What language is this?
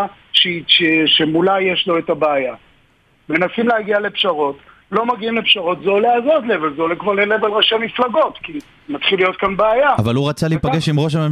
Hebrew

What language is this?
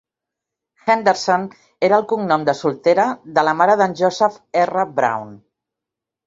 Catalan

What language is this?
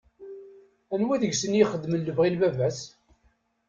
Kabyle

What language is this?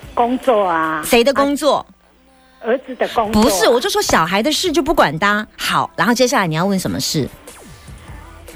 Chinese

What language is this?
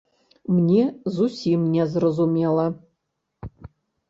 Belarusian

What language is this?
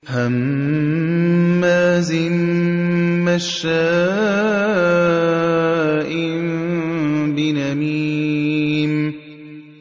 Arabic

